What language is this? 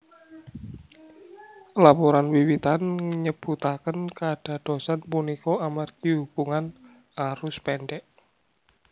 Javanese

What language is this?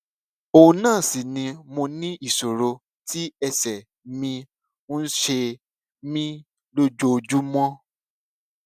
Yoruba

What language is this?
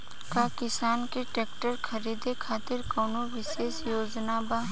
Bhojpuri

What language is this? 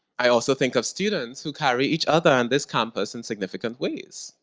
English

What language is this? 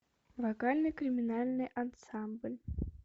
Russian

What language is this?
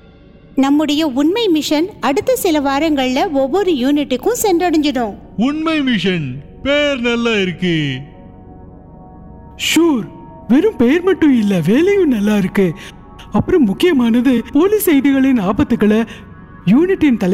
Tamil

